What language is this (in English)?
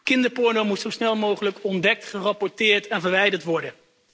Dutch